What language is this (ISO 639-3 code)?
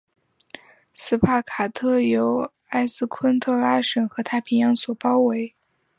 zho